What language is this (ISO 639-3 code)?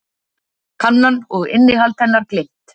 isl